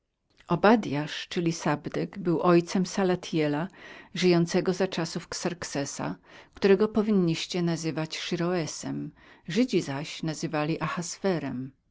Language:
Polish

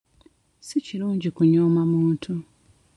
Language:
Ganda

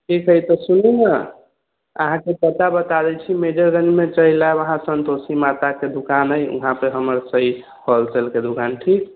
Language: Maithili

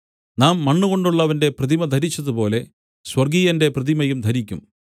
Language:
Malayalam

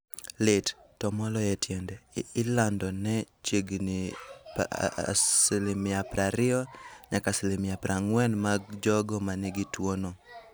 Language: Luo (Kenya and Tanzania)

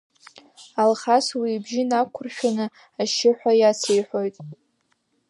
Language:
Abkhazian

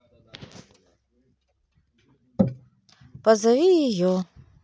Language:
Russian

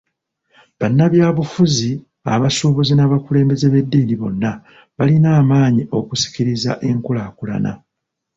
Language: Ganda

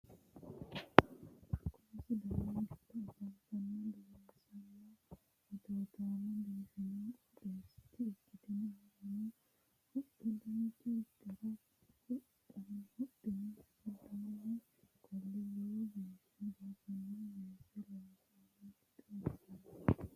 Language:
Sidamo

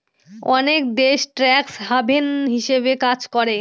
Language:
Bangla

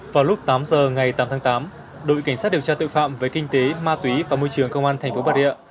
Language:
Vietnamese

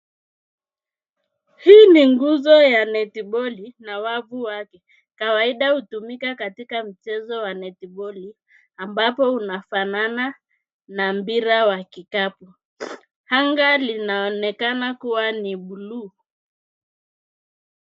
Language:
Swahili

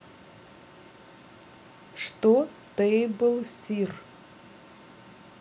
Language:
Russian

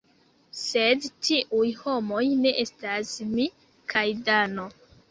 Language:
Esperanto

